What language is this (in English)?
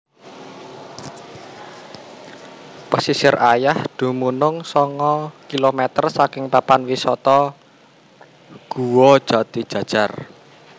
Javanese